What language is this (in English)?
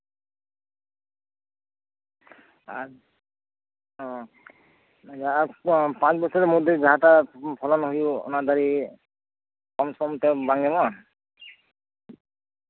Santali